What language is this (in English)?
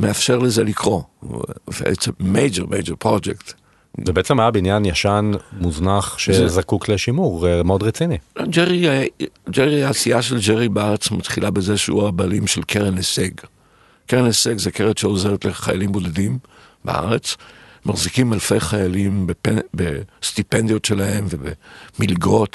Hebrew